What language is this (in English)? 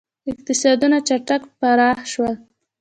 Pashto